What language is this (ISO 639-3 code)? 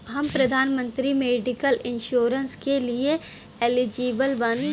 bho